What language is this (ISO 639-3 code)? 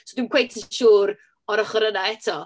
cym